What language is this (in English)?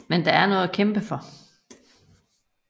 Danish